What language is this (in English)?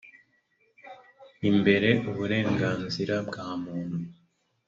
Kinyarwanda